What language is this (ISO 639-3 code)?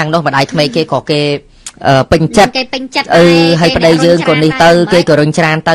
tha